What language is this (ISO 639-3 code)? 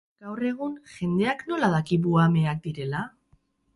eus